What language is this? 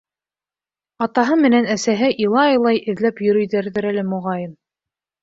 Bashkir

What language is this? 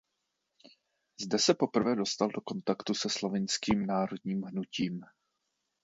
Czech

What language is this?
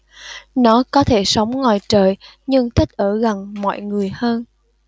Vietnamese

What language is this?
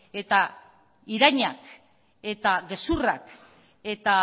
Basque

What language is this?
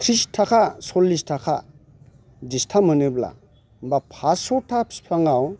Bodo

